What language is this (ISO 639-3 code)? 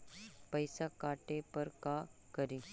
mag